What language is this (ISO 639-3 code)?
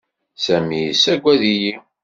kab